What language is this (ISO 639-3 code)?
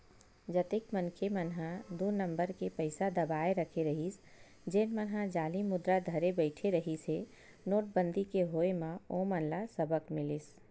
hne